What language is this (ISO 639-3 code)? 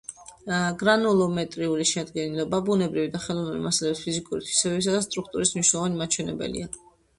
kat